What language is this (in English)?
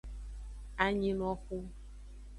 Aja (Benin)